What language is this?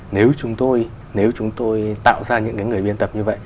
Vietnamese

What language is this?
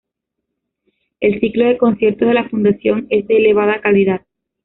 Spanish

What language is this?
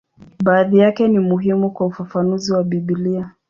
Swahili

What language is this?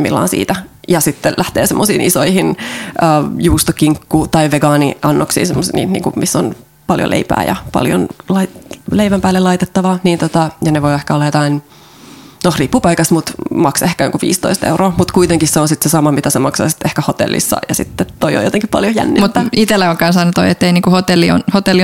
Finnish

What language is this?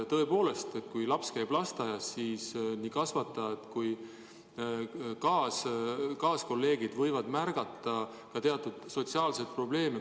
Estonian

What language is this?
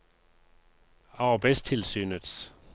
Norwegian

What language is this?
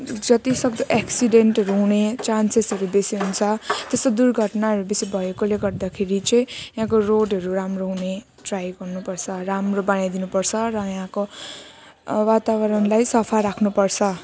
Nepali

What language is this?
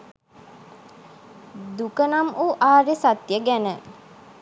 Sinhala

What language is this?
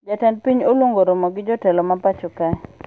Luo (Kenya and Tanzania)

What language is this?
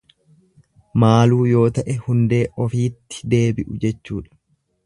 Oromo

